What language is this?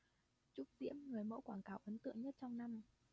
Vietnamese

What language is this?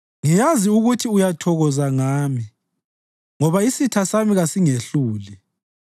North Ndebele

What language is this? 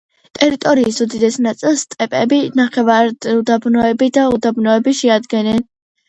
Georgian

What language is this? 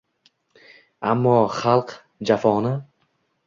Uzbek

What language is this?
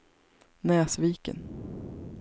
Swedish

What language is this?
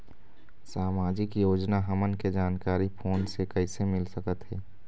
Chhattisgarhi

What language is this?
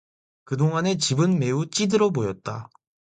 Korean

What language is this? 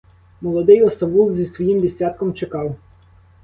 Ukrainian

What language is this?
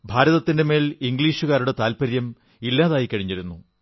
Malayalam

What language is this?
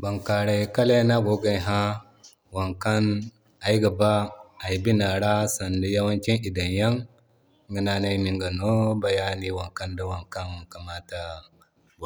Zarma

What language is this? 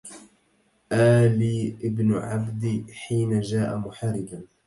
Arabic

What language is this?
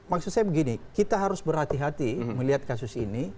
Indonesian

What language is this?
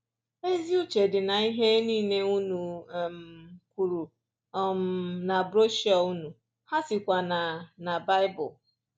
Igbo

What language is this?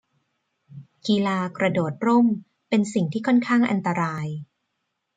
Thai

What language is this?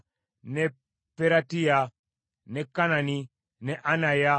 Ganda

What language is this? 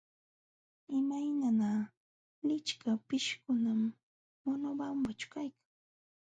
Jauja Wanca Quechua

